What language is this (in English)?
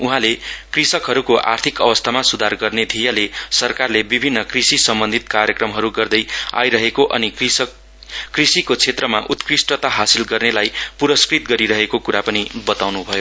Nepali